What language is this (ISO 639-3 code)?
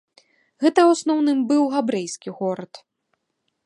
bel